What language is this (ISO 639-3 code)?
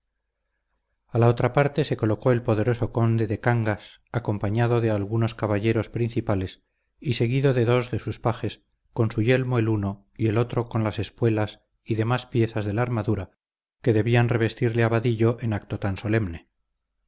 spa